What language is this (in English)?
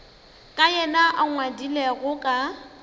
Northern Sotho